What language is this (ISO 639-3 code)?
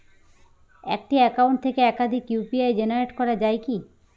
ben